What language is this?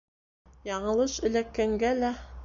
Bashkir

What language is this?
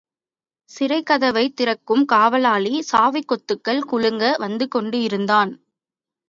Tamil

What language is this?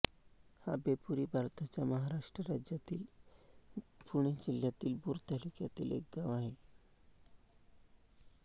Marathi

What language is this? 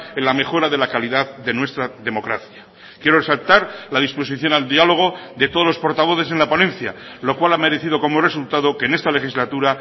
Spanish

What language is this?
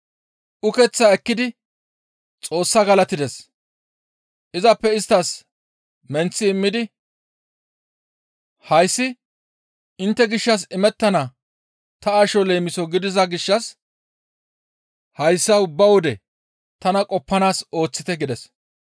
Gamo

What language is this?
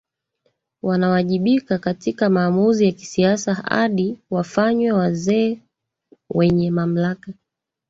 Swahili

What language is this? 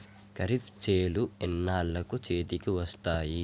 Telugu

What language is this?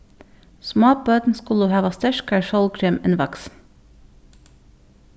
Faroese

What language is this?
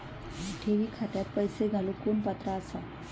Marathi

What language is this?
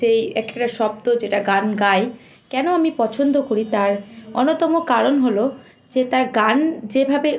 Bangla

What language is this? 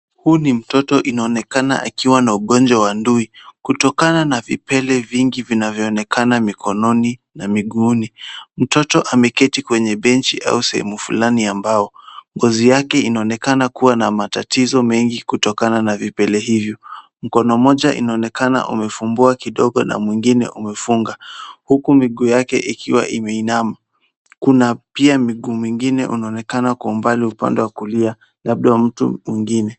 Swahili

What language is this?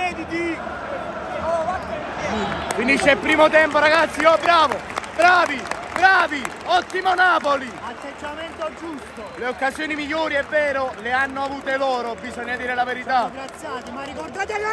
Italian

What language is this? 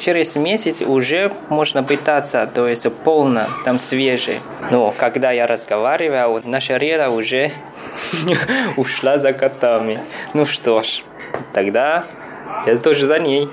Russian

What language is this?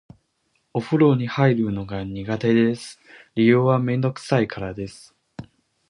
Japanese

